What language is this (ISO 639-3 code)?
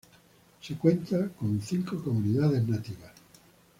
spa